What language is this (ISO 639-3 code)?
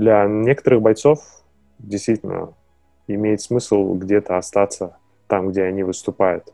rus